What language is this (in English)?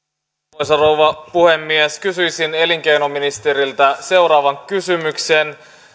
Finnish